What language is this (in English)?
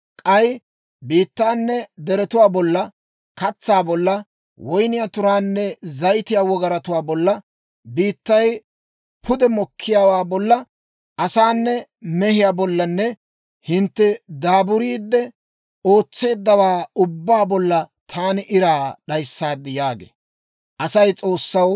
Dawro